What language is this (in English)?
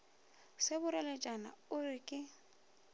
Northern Sotho